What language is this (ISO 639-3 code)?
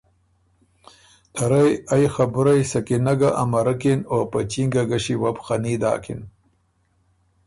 oru